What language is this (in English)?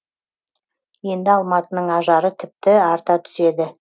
Kazakh